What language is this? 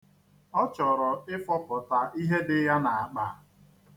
Igbo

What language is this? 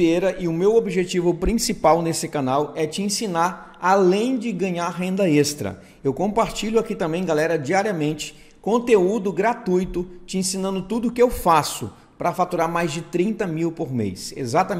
Portuguese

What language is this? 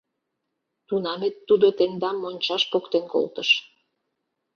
Mari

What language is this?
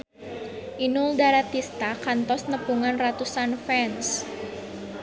Sundanese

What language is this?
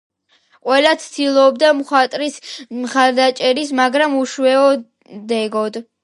Georgian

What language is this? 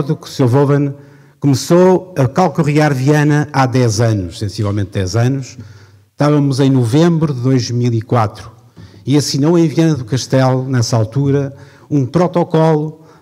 Portuguese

